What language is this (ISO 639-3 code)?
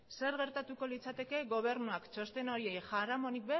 eus